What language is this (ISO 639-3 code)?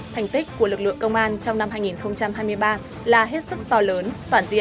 vie